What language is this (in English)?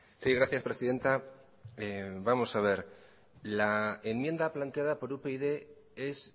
Spanish